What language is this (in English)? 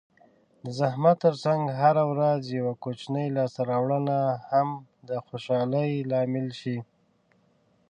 Pashto